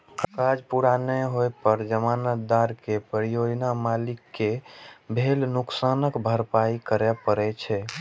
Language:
Maithili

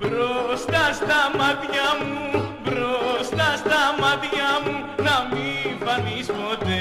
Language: Indonesian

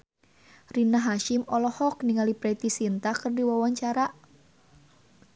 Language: Sundanese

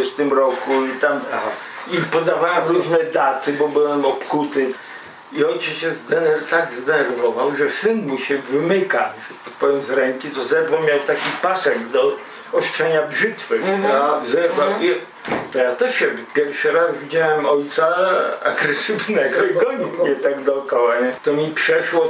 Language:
Polish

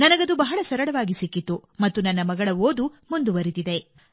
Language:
Kannada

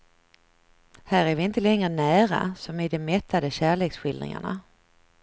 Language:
Swedish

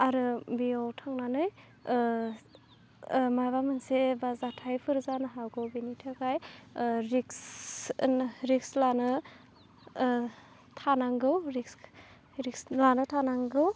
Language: Bodo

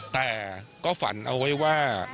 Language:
Thai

